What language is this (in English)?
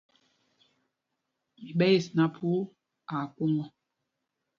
Mpumpong